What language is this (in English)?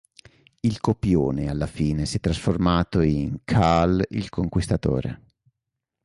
Italian